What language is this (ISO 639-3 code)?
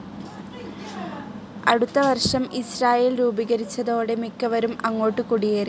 mal